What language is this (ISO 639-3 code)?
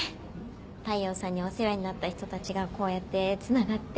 jpn